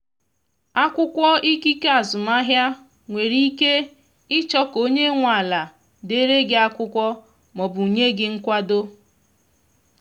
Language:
Igbo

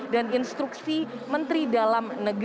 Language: Indonesian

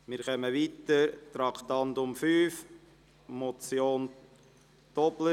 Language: Swiss German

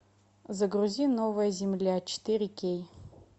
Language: Russian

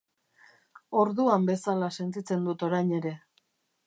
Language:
Basque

